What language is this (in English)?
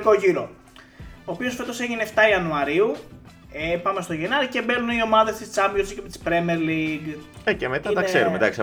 Greek